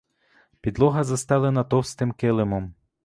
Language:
Ukrainian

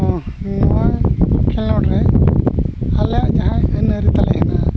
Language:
Santali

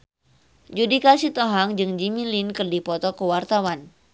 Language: Sundanese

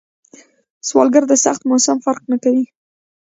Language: Pashto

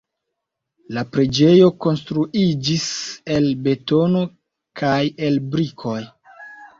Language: Esperanto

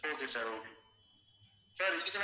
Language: Tamil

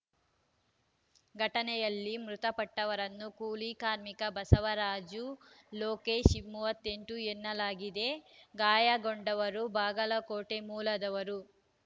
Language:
Kannada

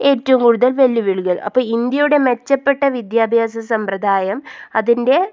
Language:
Malayalam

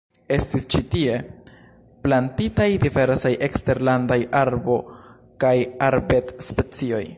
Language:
Esperanto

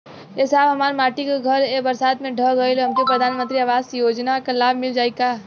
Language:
Bhojpuri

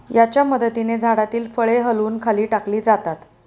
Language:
Marathi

